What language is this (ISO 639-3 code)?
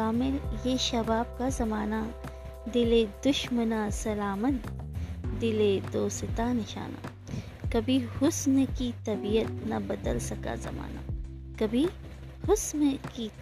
hin